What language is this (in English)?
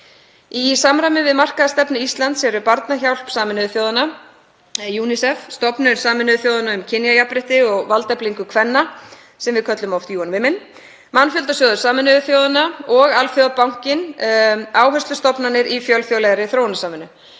Icelandic